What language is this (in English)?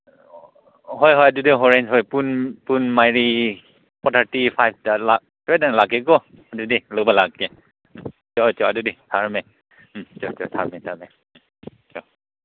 Manipuri